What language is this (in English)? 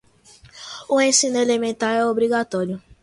Portuguese